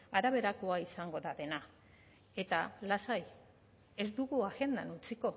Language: Basque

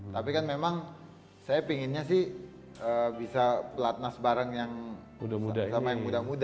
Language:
Indonesian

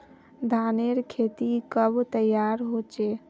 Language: Magahi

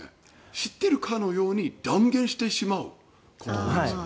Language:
Japanese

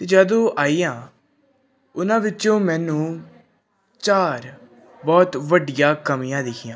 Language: Punjabi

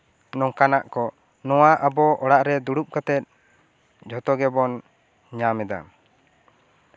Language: Santali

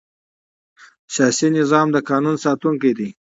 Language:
Pashto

